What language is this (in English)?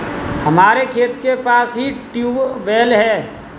Hindi